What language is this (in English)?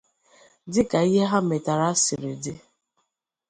Igbo